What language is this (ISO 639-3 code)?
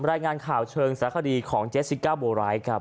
tha